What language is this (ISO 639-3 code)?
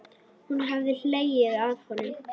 isl